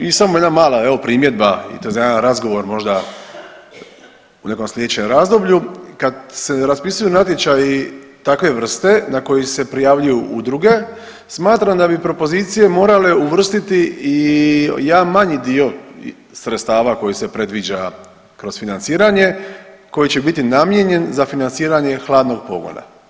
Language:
Croatian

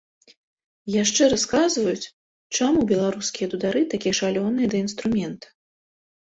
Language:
Belarusian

